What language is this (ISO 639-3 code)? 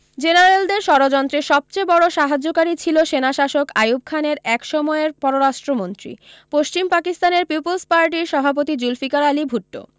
ben